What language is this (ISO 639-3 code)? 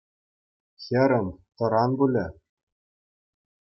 chv